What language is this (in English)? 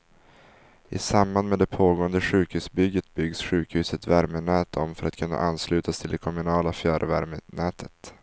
Swedish